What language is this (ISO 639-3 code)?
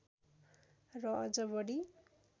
nep